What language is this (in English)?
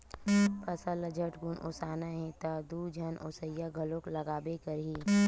Chhattisgarhi